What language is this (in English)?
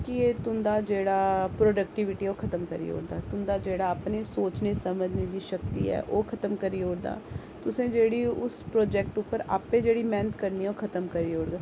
Dogri